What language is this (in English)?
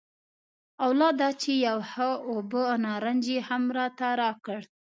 Pashto